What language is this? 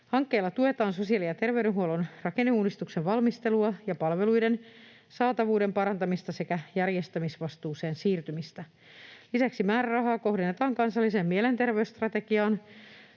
Finnish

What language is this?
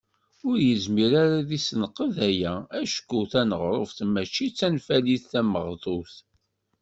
Kabyle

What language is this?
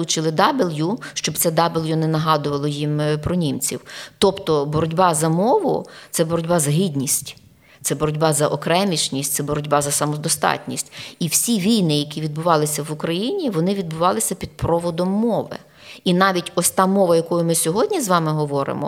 Ukrainian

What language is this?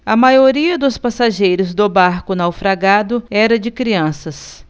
Portuguese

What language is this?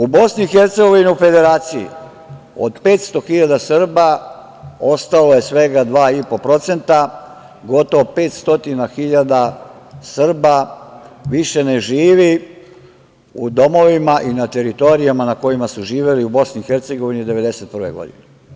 Serbian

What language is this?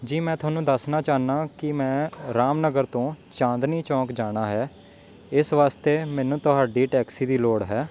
Punjabi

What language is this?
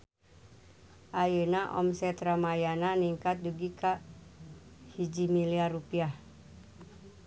Sundanese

